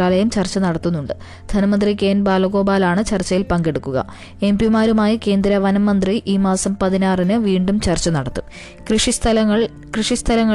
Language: Malayalam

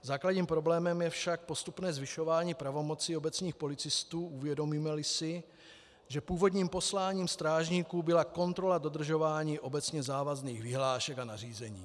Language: Czech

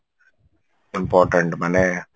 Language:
Odia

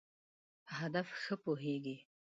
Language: Pashto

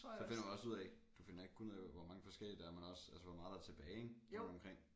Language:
Danish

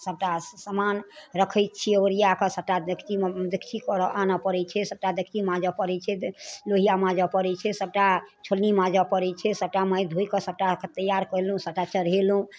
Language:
Maithili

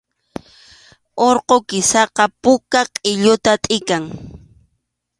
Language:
Arequipa-La Unión Quechua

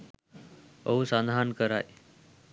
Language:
Sinhala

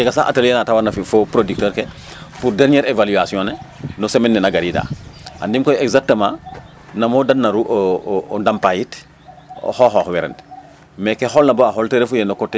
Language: Serer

